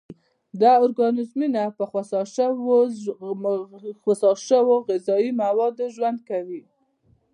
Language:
Pashto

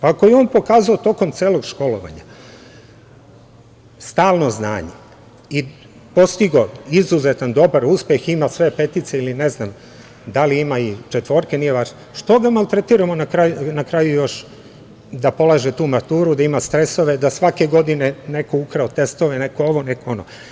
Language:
Serbian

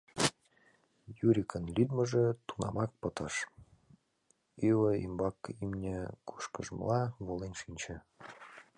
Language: Mari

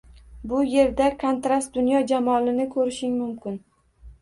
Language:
Uzbek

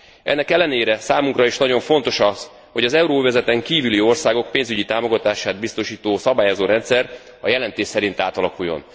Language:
Hungarian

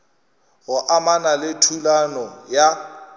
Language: Northern Sotho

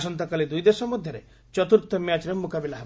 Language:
Odia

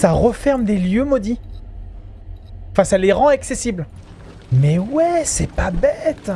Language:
French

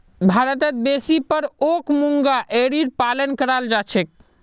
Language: Magahi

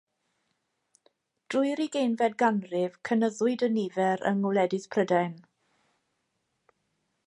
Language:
Welsh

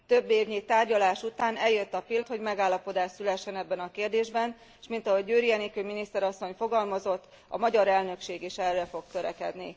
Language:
Hungarian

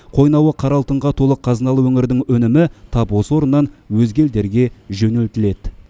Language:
Kazakh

